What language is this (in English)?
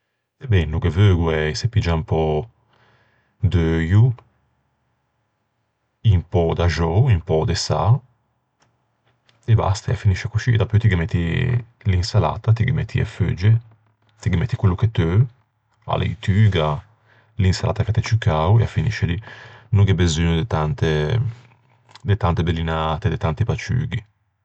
Ligurian